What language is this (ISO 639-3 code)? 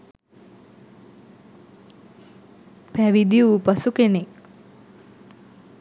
sin